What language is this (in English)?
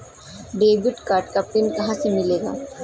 Hindi